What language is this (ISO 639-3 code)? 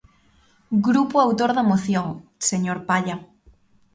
glg